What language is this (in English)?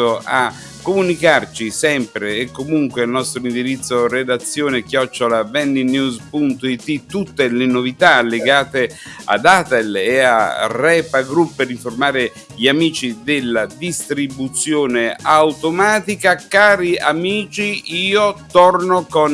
Italian